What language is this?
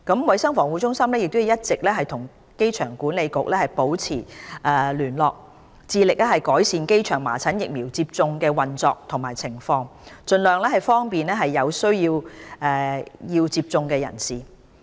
Cantonese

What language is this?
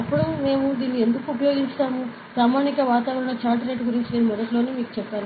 Telugu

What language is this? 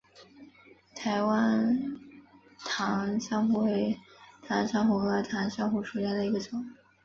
Chinese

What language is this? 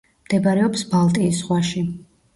Georgian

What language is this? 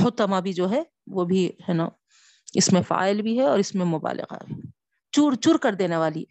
Urdu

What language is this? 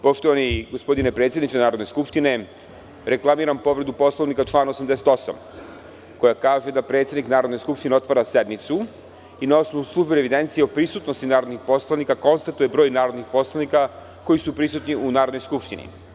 Serbian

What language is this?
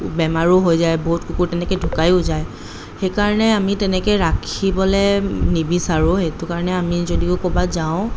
Assamese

